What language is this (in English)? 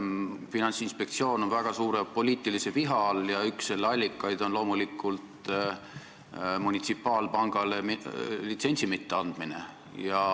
Estonian